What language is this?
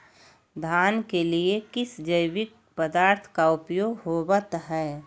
Magahi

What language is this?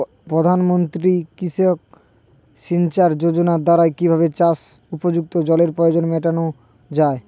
Bangla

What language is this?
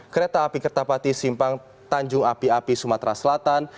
Indonesian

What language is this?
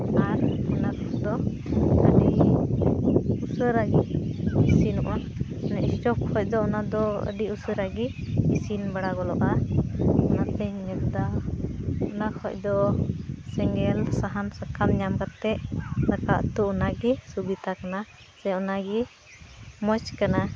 Santali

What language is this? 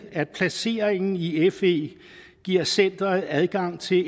Danish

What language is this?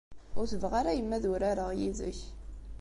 Kabyle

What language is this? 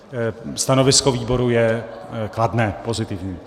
Czech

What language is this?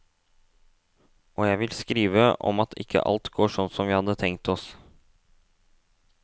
Norwegian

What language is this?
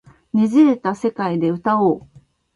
Japanese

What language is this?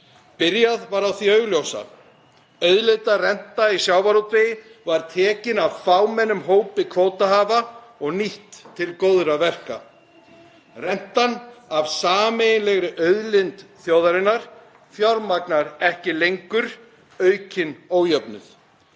Icelandic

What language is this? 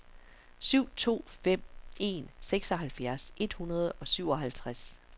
Danish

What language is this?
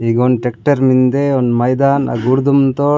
Gondi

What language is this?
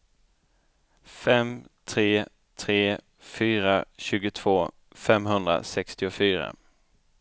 Swedish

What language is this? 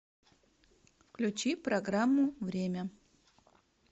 Russian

